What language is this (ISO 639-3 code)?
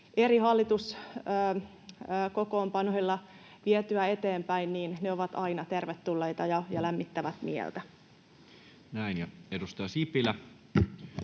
fin